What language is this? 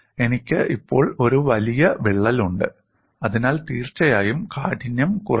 Malayalam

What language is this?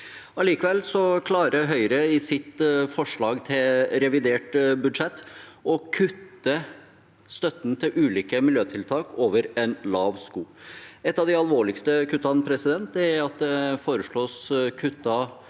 Norwegian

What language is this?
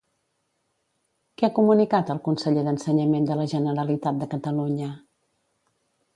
Catalan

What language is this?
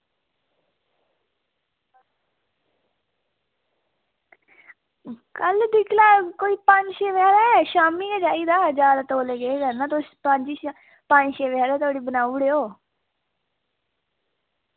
Dogri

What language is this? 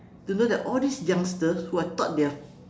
English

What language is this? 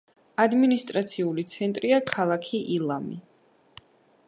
Georgian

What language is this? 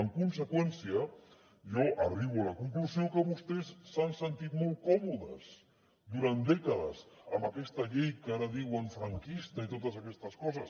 Catalan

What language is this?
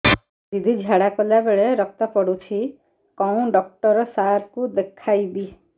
Odia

